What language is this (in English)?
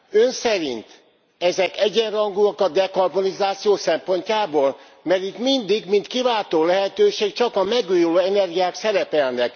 Hungarian